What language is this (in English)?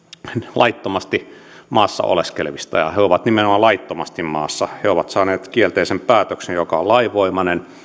Finnish